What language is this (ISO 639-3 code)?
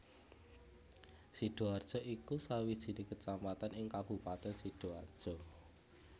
jav